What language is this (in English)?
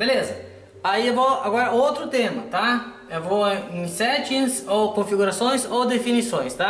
Portuguese